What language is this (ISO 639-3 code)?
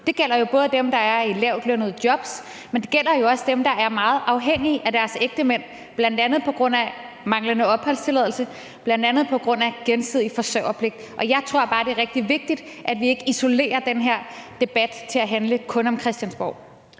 dan